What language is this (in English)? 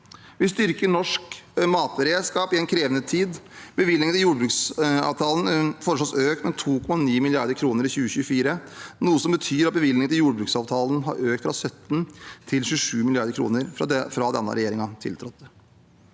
Norwegian